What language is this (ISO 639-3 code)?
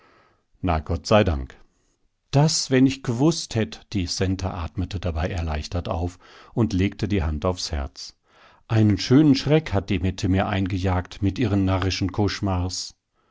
deu